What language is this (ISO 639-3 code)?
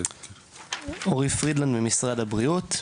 heb